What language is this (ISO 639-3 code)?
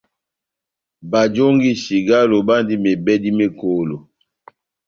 bnm